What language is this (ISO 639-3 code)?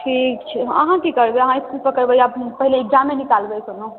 mai